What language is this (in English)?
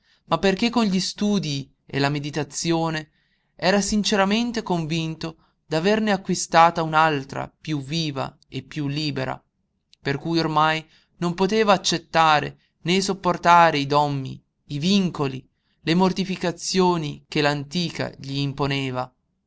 Italian